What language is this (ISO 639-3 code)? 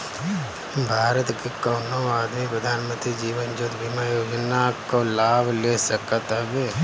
bho